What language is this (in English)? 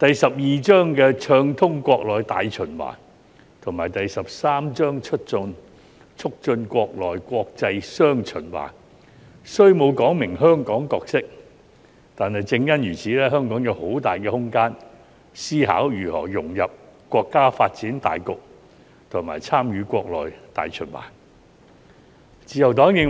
Cantonese